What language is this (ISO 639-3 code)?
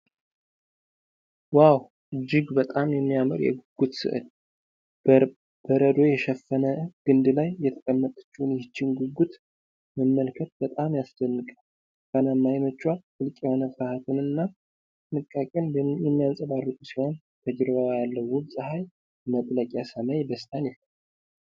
amh